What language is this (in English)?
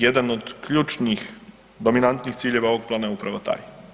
Croatian